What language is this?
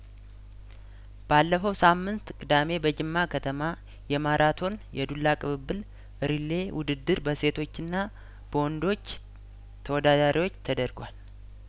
Amharic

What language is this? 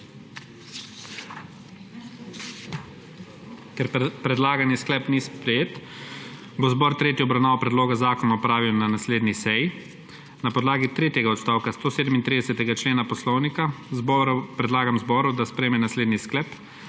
Slovenian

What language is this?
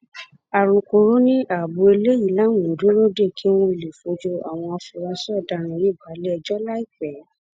Yoruba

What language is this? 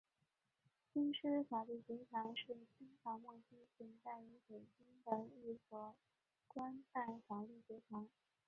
Chinese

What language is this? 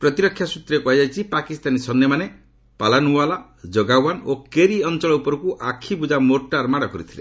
Odia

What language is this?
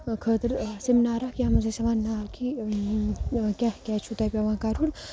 Kashmiri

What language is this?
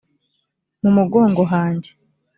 Kinyarwanda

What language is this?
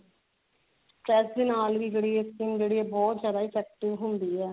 Punjabi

